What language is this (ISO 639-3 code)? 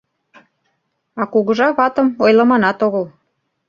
chm